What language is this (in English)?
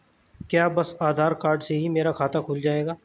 Hindi